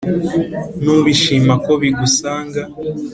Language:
Kinyarwanda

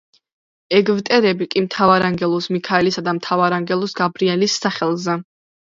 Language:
Georgian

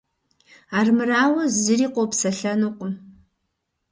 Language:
Kabardian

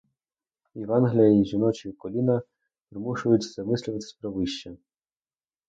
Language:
Ukrainian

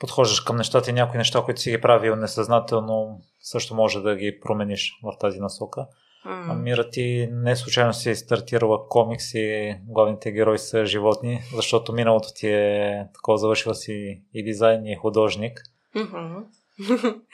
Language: Bulgarian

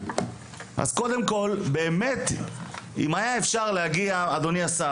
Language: Hebrew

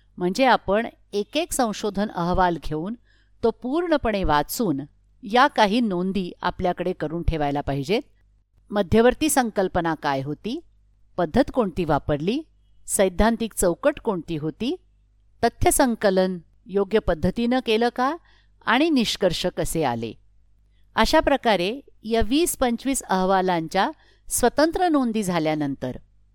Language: Marathi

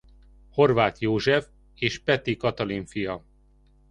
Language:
Hungarian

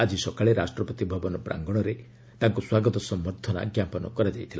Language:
Odia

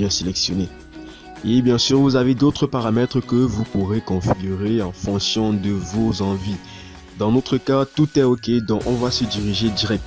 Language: French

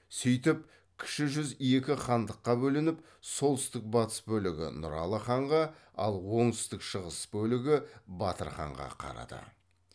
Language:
Kazakh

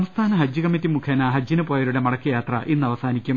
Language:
Malayalam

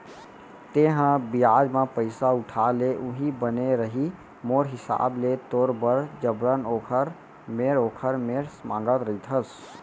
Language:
Chhattisgarhi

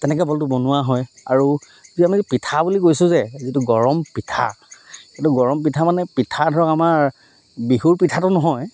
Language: Assamese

